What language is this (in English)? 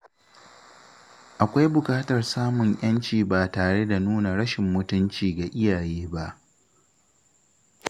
Hausa